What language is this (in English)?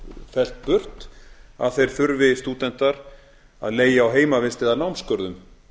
Icelandic